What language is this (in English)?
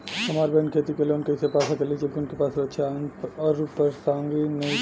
Bhojpuri